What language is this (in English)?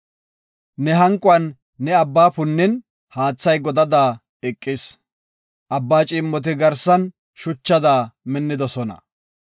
Gofa